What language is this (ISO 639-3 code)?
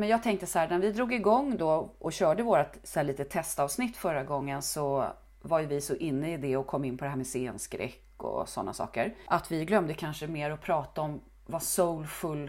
swe